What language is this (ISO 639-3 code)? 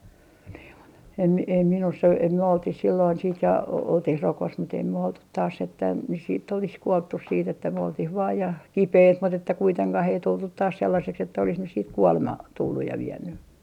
fin